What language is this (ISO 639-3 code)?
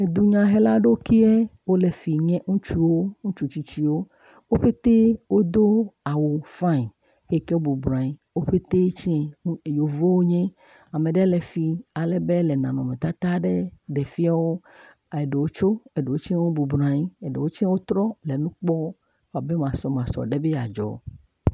ewe